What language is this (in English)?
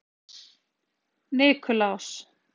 Icelandic